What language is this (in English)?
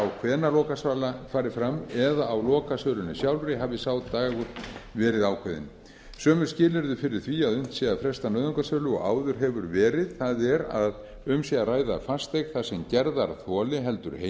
Icelandic